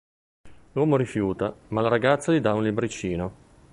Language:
Italian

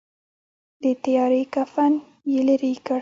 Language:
Pashto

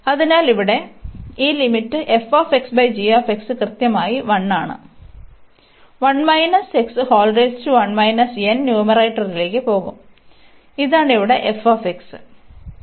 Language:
Malayalam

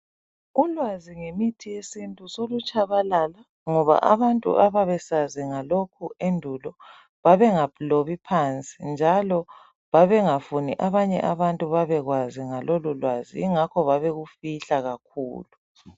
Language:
North Ndebele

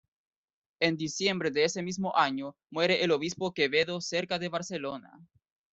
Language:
Spanish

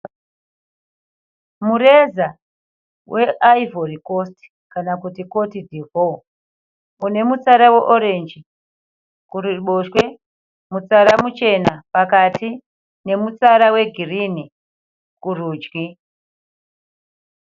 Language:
Shona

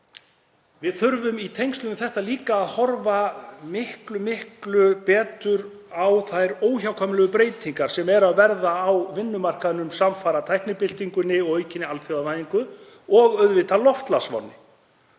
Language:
Icelandic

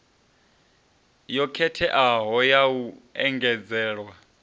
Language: Venda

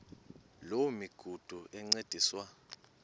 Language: Xhosa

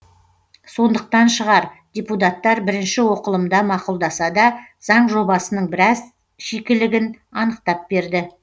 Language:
Kazakh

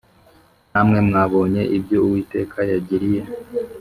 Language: Kinyarwanda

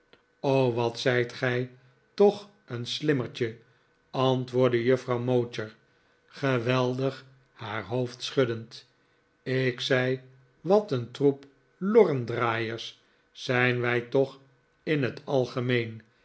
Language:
Dutch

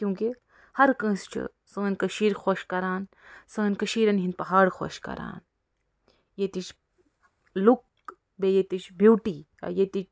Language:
Kashmiri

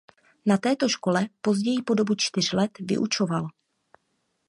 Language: Czech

